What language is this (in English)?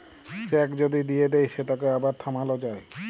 Bangla